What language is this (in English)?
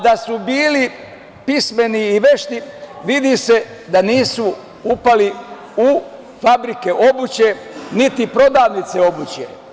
Serbian